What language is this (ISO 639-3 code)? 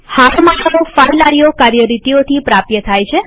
guj